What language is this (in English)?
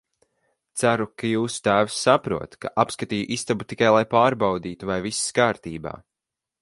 Latvian